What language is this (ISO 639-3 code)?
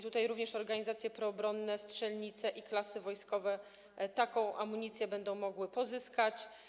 pol